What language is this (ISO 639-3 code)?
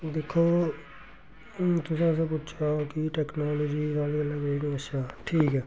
doi